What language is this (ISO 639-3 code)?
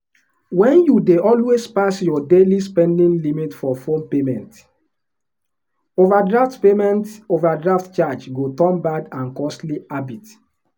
pcm